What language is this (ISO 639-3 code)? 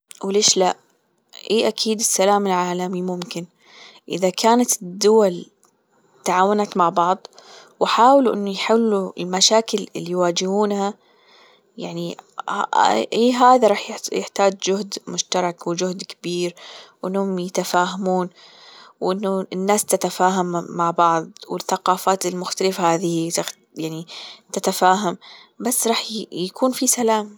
afb